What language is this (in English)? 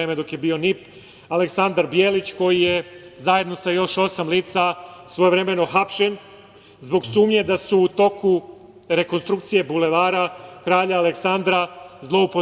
Serbian